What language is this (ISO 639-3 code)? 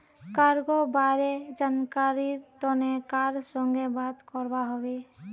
mag